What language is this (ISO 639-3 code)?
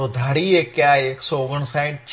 guj